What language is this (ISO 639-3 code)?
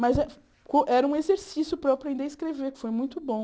por